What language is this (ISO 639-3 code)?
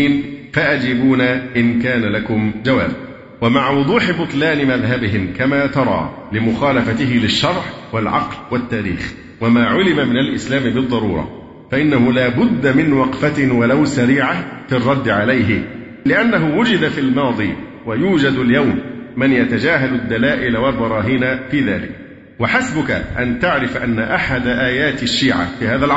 ara